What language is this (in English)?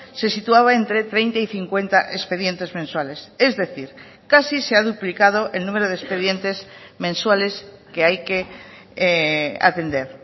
Spanish